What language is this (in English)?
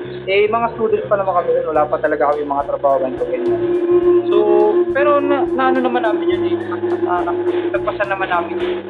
Filipino